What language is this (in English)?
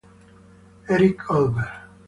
Italian